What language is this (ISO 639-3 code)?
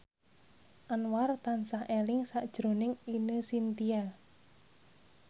jav